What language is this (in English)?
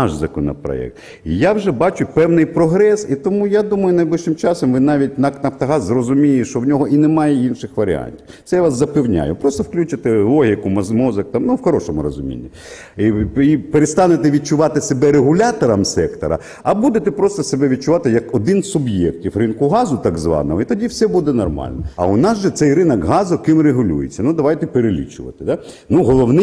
Ukrainian